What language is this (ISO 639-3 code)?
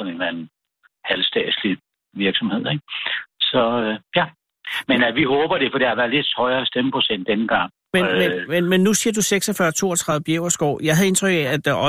dan